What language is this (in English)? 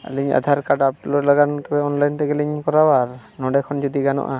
Santali